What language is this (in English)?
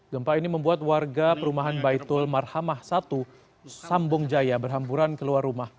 Indonesian